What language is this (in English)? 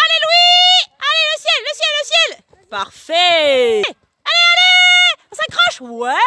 French